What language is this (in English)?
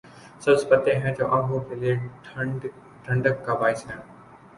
Urdu